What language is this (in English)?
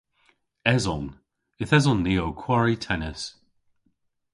Cornish